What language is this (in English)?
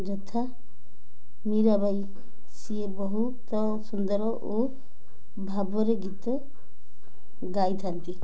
Odia